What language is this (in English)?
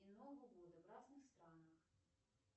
Russian